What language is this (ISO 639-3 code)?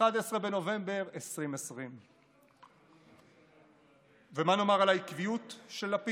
heb